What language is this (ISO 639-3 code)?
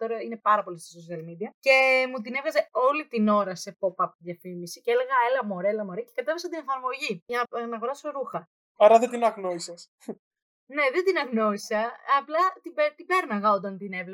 ell